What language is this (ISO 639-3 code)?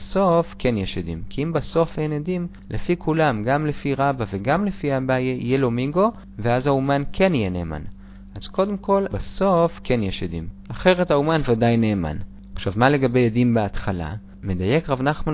heb